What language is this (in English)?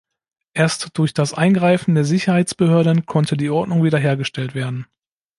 German